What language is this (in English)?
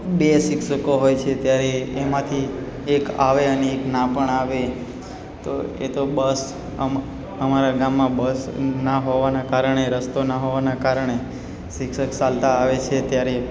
Gujarati